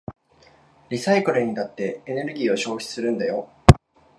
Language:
Japanese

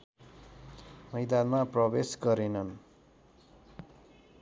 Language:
Nepali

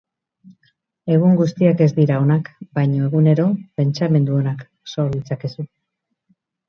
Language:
Basque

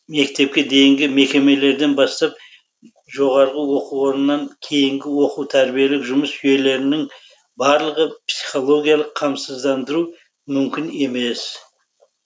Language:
Kazakh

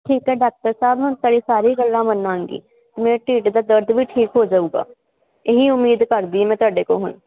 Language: Punjabi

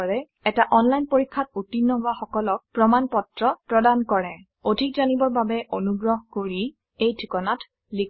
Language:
Assamese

